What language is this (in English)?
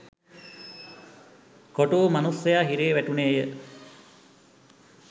Sinhala